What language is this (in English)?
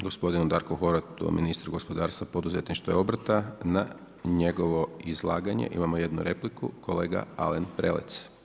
Croatian